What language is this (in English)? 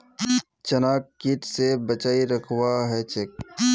Magahi